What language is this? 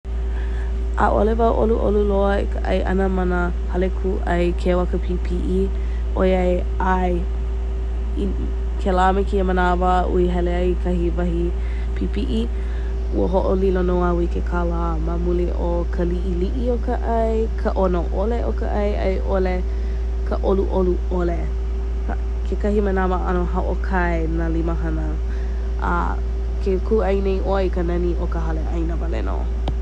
Hawaiian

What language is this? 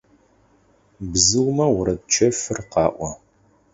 Adyghe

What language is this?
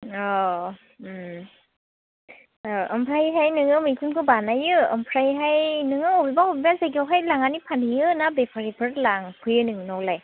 Bodo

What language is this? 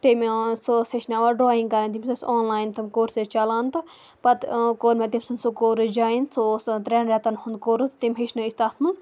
Kashmiri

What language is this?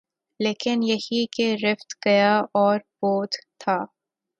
Urdu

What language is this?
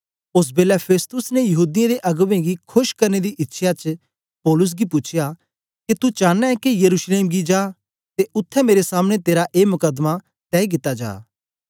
Dogri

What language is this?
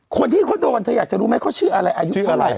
Thai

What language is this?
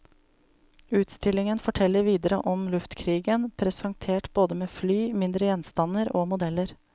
Norwegian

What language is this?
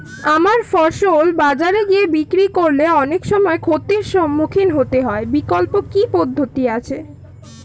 Bangla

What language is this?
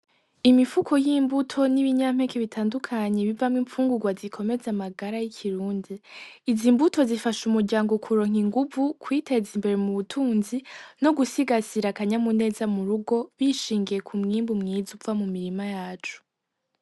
Rundi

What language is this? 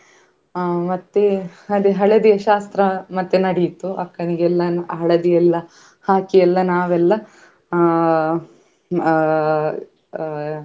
Kannada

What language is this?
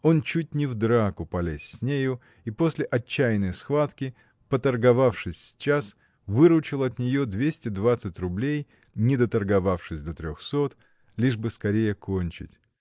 Russian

